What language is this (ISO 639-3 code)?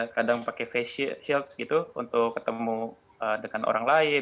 ind